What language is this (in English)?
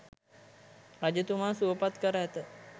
Sinhala